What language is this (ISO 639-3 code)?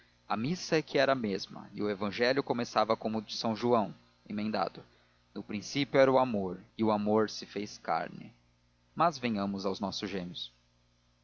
por